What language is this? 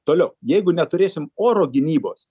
Lithuanian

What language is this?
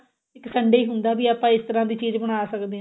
Punjabi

